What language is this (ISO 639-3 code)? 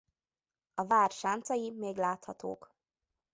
hun